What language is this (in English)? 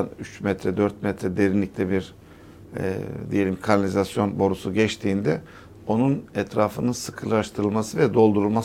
Turkish